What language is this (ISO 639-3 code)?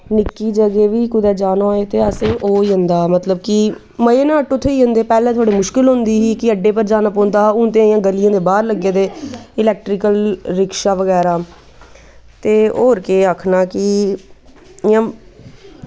doi